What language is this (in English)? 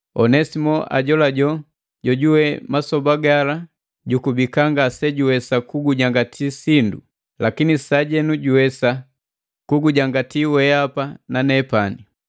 Matengo